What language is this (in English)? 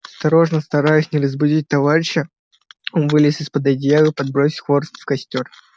Russian